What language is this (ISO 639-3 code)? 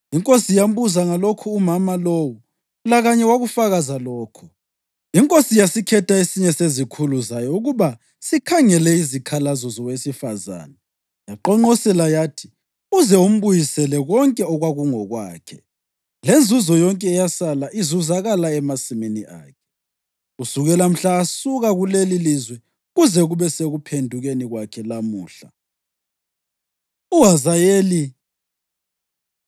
nde